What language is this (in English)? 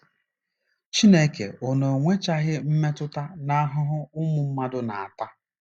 Igbo